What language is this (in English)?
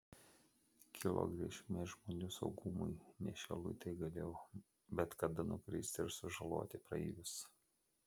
Lithuanian